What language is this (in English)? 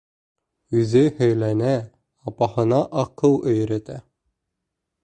Bashkir